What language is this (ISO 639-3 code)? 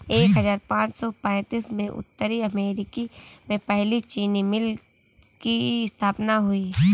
hin